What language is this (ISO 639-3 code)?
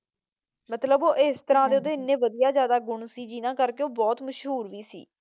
pan